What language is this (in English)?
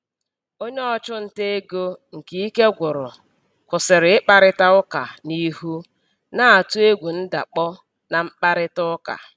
Igbo